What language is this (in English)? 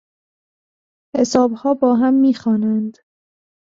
Persian